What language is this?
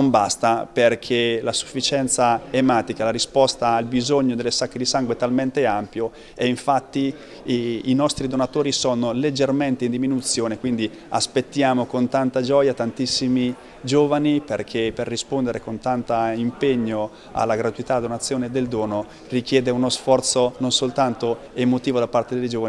Italian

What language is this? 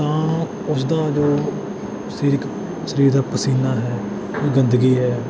Punjabi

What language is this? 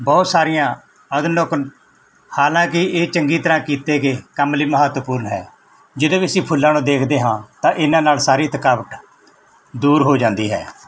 Punjabi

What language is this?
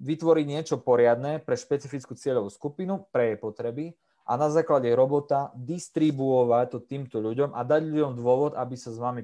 Slovak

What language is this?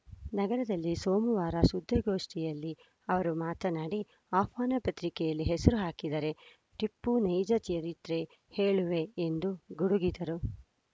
Kannada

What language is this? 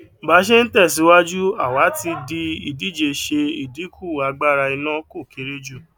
Yoruba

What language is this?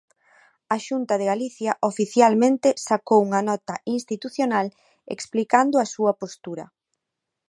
Galician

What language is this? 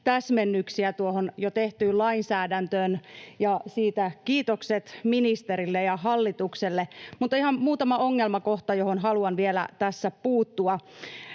Finnish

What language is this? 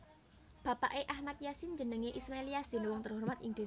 Javanese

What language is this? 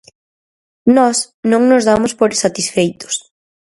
Galician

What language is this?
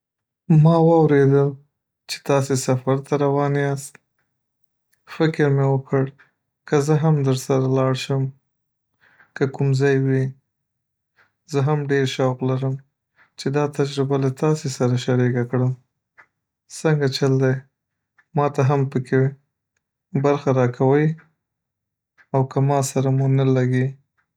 Pashto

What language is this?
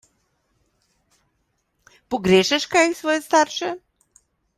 Slovenian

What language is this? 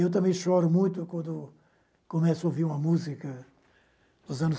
Portuguese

